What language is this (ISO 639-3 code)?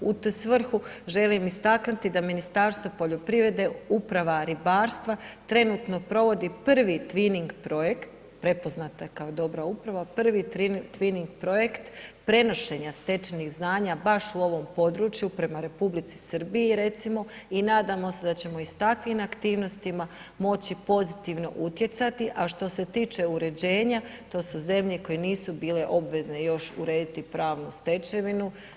hrv